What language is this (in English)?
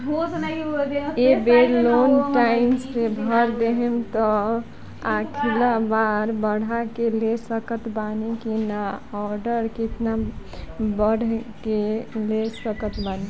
Bhojpuri